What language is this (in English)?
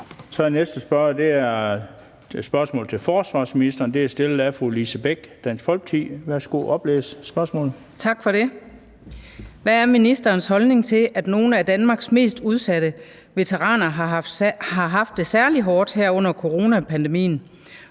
Danish